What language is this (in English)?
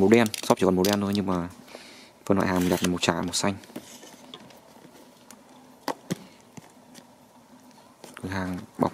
Vietnamese